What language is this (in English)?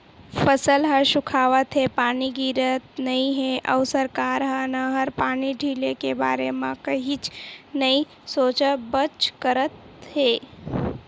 Chhattisgarhi